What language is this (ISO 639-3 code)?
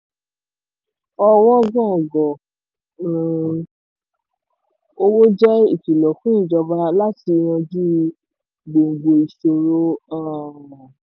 yor